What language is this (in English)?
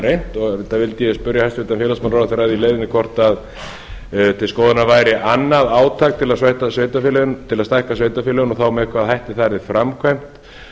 Icelandic